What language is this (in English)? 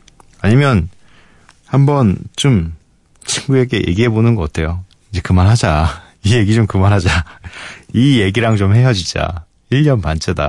Korean